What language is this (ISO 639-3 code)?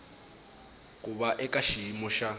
tso